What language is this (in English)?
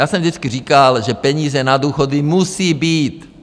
Czech